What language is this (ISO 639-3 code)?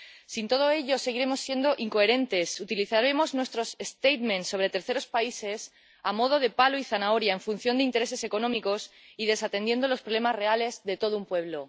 spa